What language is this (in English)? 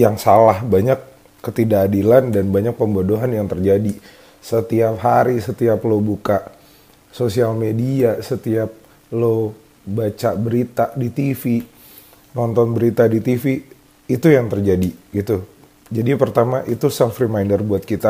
Indonesian